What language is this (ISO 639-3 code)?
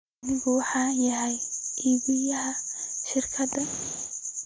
som